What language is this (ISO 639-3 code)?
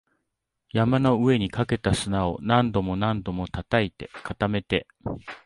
jpn